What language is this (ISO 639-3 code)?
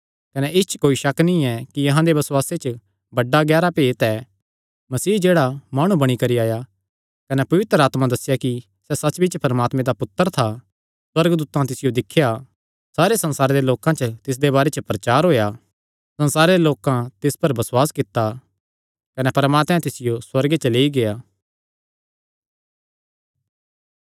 xnr